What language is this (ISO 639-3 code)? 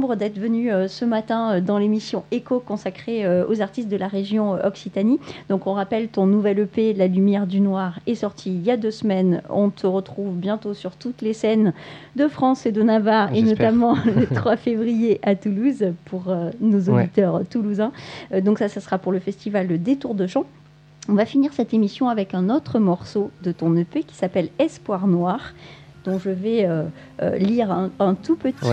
fra